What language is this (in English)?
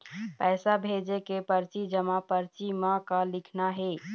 Chhattisgarhi